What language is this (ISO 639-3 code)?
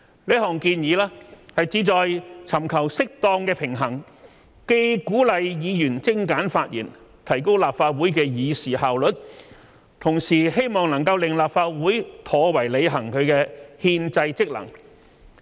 yue